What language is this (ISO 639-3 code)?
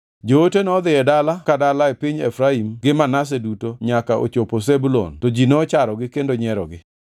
luo